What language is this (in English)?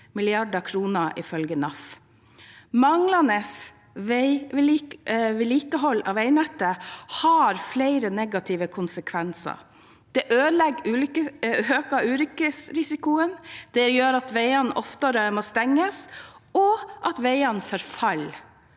Norwegian